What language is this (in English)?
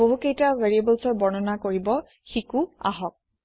Assamese